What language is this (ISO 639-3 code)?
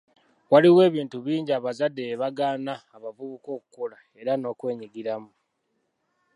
lug